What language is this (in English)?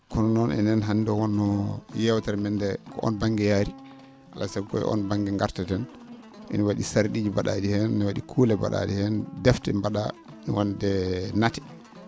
Fula